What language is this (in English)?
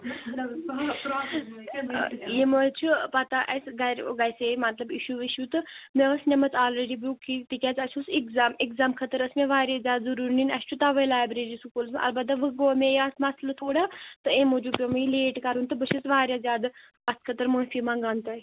Kashmiri